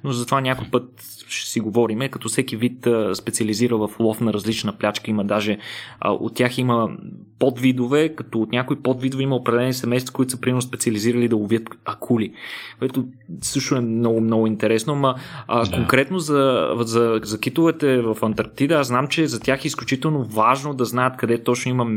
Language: Bulgarian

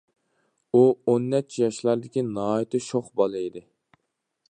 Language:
Uyghur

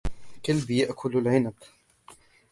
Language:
Arabic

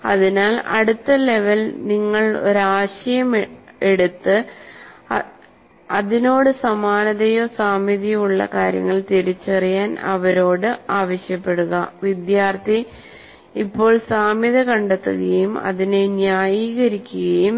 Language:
Malayalam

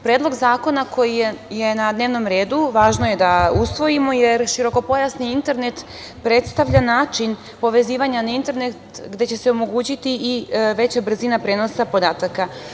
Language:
Serbian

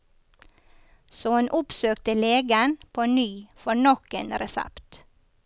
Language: Norwegian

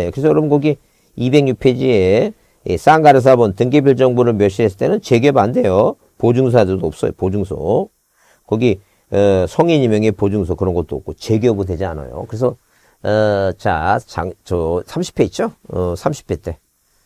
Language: Korean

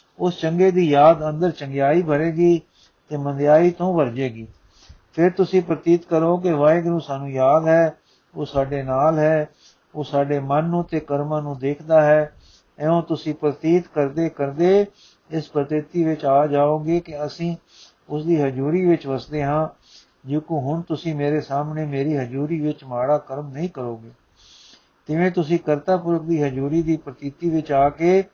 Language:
Punjabi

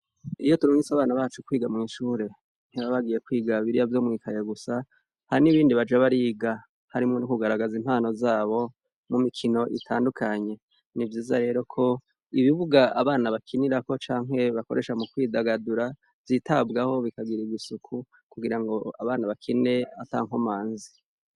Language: Rundi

